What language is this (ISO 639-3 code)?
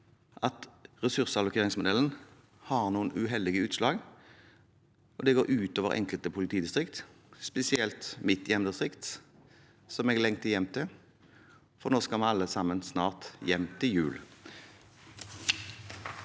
nor